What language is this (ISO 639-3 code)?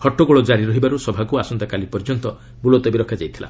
ori